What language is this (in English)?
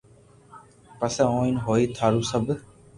Loarki